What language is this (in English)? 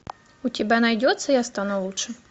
Russian